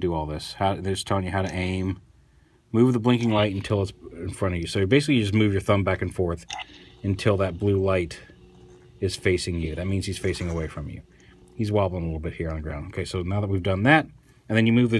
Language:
English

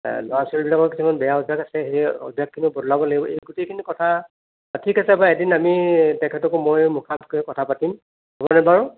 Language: Assamese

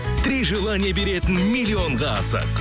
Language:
Kazakh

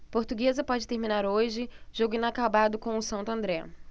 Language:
Portuguese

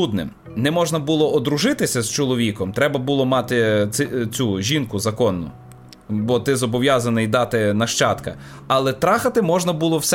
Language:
Ukrainian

